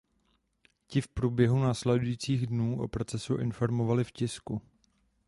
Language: Czech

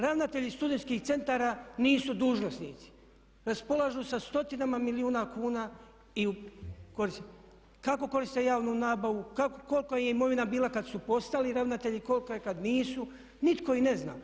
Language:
Croatian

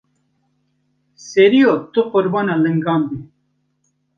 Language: Kurdish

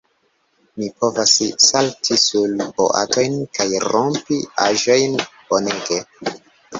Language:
Esperanto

